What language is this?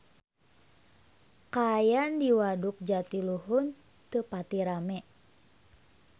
Sundanese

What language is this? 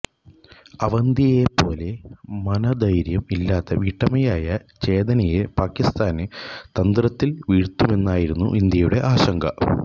Malayalam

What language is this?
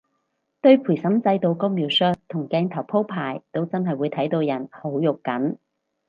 Cantonese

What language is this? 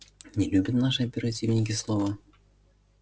Russian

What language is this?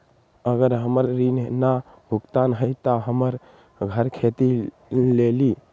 Magahi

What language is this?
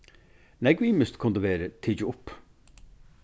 Faroese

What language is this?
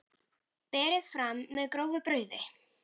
Icelandic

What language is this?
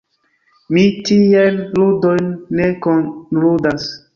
Esperanto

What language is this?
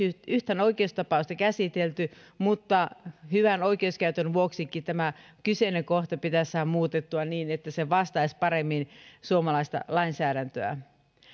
Finnish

